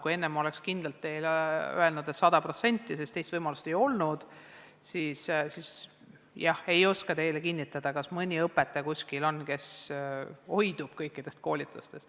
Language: Estonian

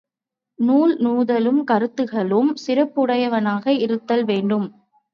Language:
Tamil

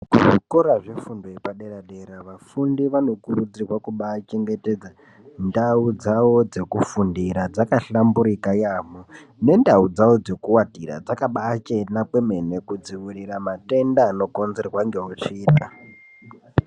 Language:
Ndau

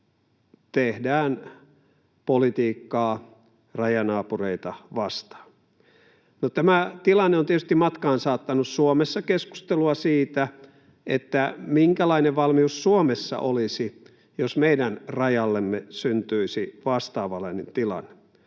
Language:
Finnish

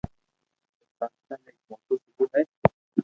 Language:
Loarki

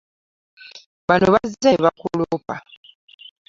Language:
Ganda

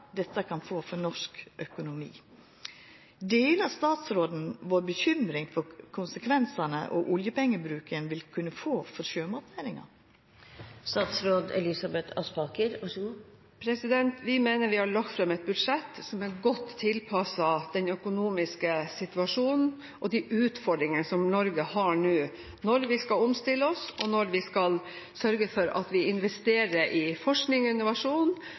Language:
Norwegian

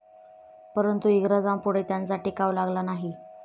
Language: Marathi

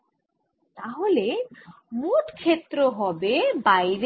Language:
Bangla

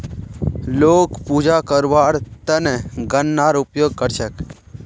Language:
Magahi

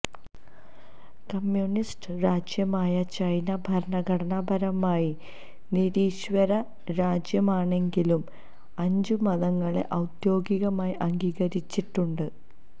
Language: Malayalam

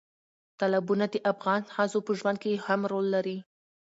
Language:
Pashto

